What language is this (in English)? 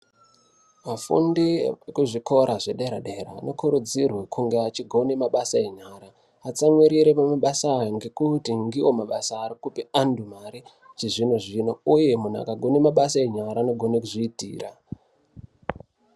Ndau